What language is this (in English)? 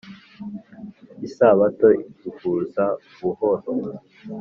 Kinyarwanda